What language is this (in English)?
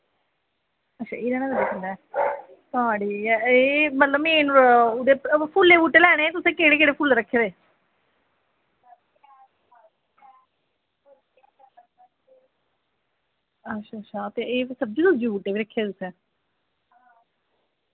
Dogri